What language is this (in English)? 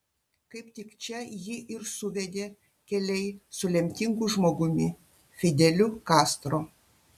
Lithuanian